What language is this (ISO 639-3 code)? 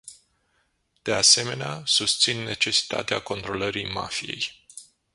ron